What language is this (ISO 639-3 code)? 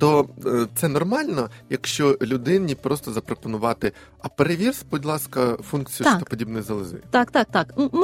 ukr